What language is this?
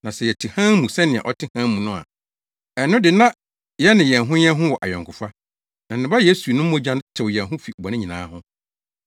Akan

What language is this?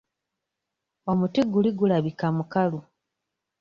Ganda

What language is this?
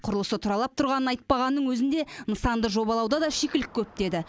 Kazakh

